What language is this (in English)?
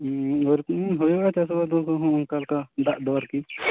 Santali